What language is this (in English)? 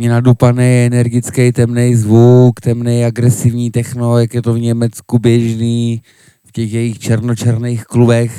Czech